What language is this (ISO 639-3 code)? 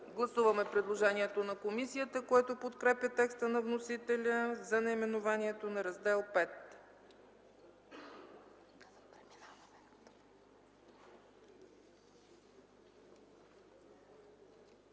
bul